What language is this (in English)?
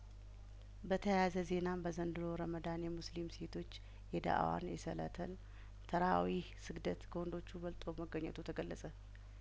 Amharic